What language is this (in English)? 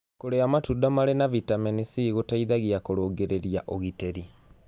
Kikuyu